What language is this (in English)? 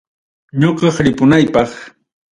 Ayacucho Quechua